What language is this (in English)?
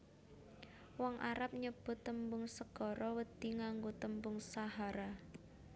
Javanese